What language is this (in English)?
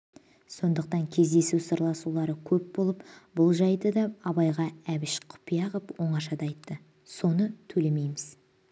Kazakh